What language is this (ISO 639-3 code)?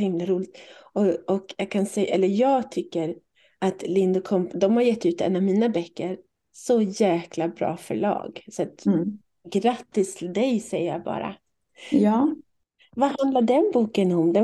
swe